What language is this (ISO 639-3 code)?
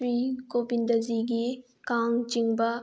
mni